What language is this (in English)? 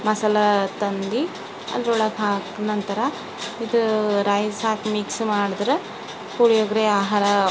Kannada